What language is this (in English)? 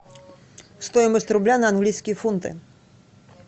Russian